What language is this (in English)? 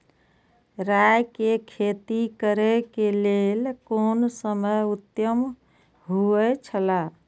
Maithili